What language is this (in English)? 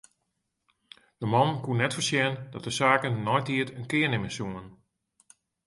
Western Frisian